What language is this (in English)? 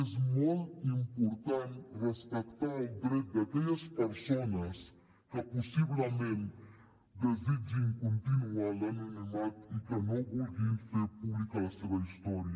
Catalan